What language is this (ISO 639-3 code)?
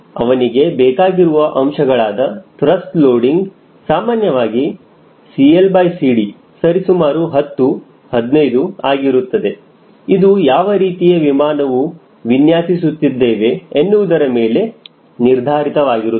kan